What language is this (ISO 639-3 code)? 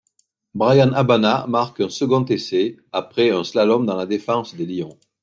fra